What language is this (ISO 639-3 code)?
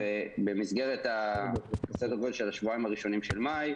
heb